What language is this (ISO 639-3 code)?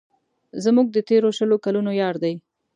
pus